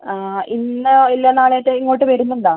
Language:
Malayalam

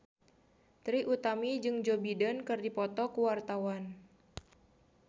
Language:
Sundanese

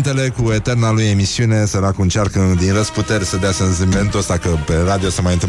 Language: Romanian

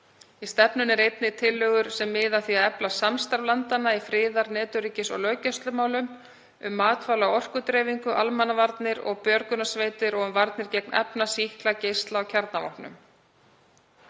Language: Icelandic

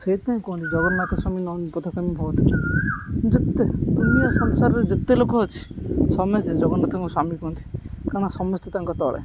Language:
Odia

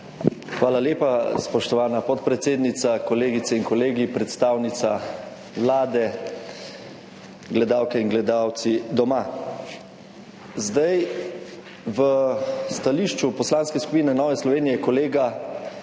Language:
Slovenian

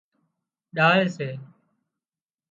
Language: Wadiyara Koli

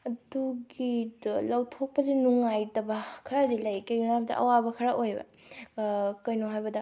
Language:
Manipuri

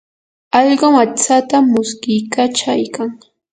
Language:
Yanahuanca Pasco Quechua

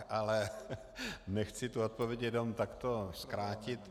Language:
Czech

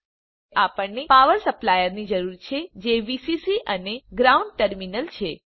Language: Gujarati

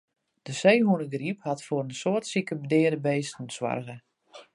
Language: Western Frisian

